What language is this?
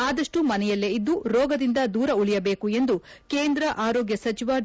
Kannada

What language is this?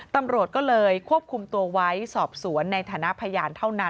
Thai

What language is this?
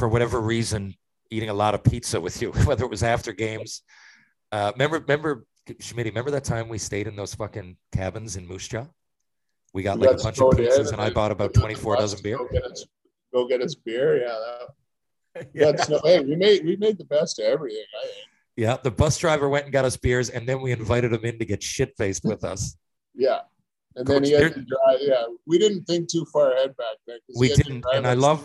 English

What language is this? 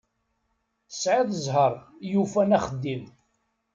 Kabyle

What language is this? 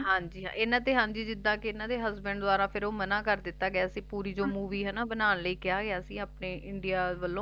Punjabi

